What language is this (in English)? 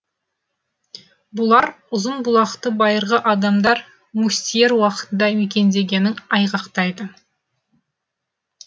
Kazakh